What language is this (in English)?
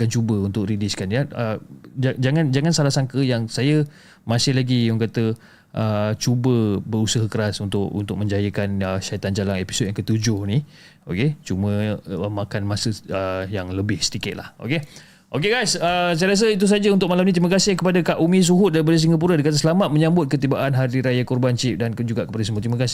Malay